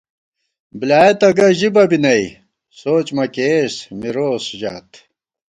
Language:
Gawar-Bati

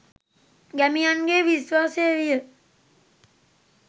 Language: Sinhala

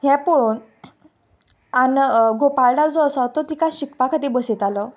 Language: Konkani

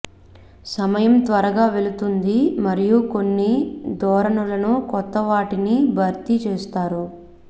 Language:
Telugu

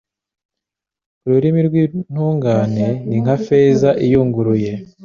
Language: Kinyarwanda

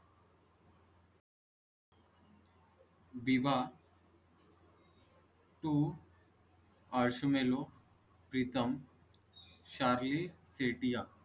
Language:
Marathi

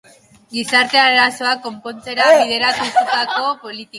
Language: Basque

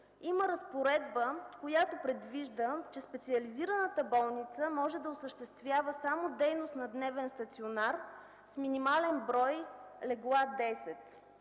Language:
Bulgarian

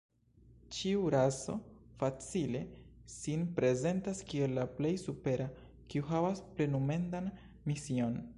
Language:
Esperanto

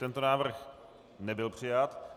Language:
Czech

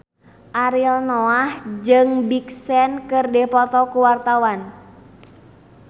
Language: Sundanese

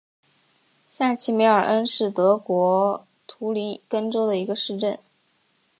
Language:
Chinese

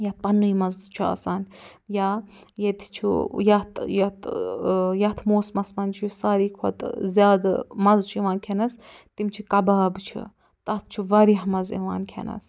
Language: Kashmiri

